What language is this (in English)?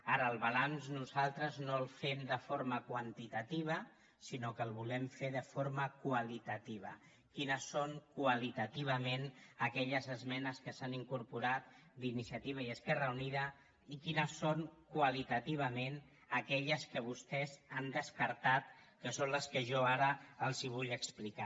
Catalan